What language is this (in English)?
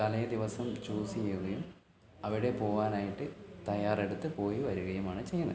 Malayalam